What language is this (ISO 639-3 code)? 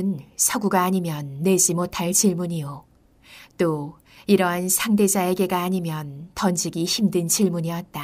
kor